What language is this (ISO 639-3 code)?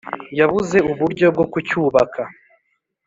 kin